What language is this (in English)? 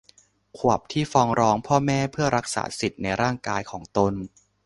Thai